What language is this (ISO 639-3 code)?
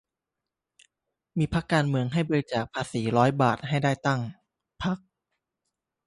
tha